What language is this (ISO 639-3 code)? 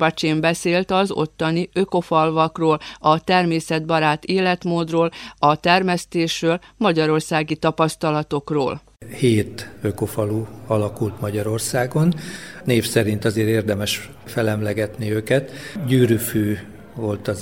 hun